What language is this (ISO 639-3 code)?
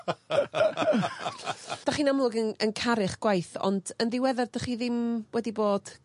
cym